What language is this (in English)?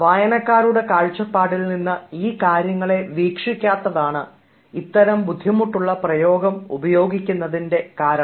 Malayalam